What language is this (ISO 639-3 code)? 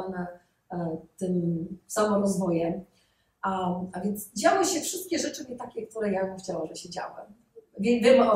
pol